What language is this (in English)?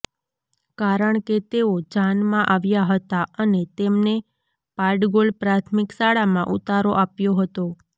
Gujarati